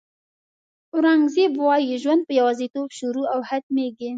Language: Pashto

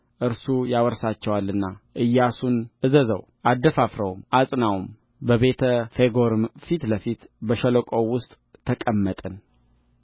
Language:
Amharic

